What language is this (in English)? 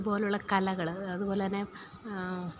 Malayalam